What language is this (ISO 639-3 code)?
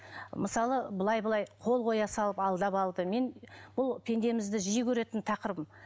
kaz